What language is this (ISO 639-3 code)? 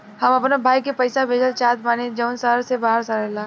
bho